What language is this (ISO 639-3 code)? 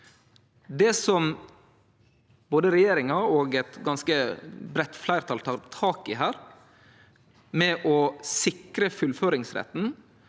nor